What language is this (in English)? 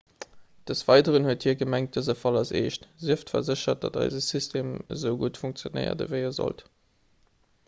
Luxembourgish